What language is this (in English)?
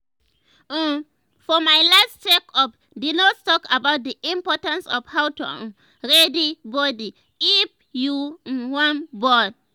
Nigerian Pidgin